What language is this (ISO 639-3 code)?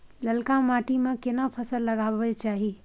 mai